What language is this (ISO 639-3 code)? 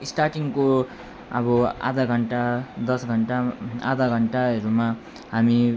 nep